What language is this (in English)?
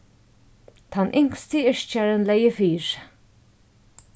Faroese